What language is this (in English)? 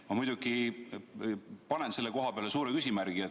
Estonian